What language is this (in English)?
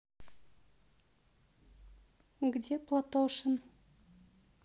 Russian